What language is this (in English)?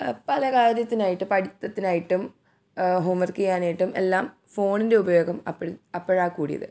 Malayalam